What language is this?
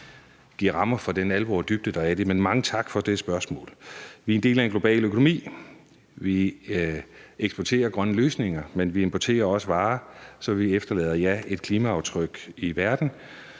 Danish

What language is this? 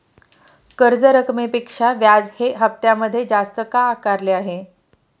Marathi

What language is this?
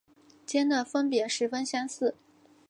Chinese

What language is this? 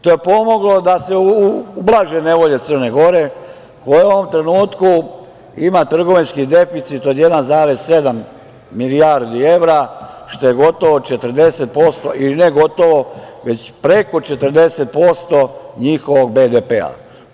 Serbian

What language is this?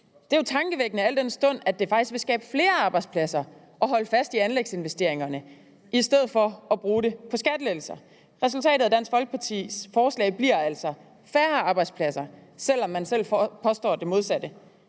Danish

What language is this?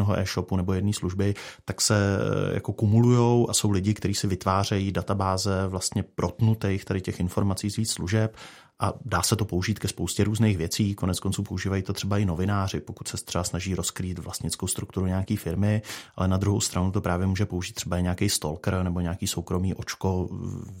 Czech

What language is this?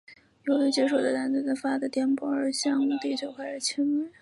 Chinese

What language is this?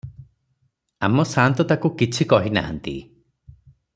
Odia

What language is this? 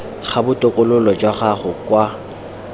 Tswana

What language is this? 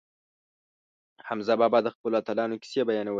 Pashto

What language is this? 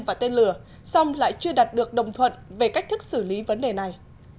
Vietnamese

